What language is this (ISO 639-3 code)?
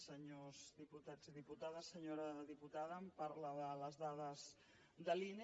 cat